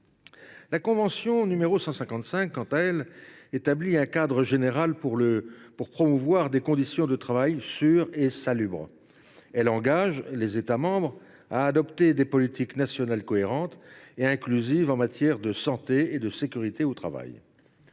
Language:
French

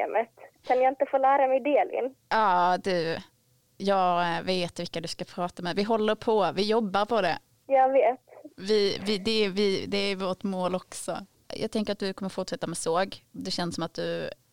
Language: Swedish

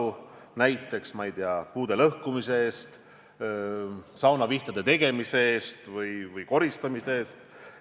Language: Estonian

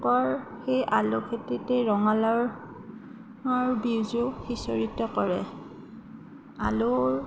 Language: Assamese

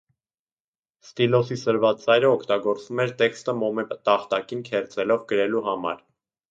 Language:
Armenian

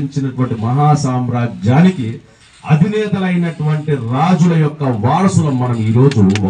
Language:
Telugu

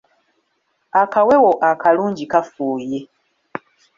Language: Ganda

